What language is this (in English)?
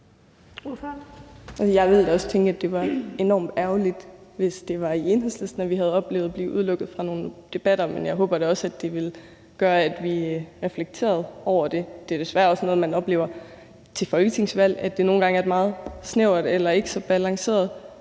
Danish